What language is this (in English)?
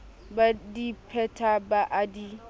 Southern Sotho